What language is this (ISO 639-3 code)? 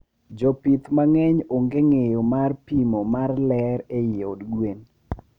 luo